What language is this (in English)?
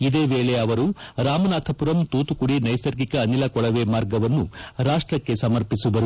Kannada